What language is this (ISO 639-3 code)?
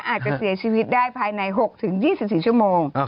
tha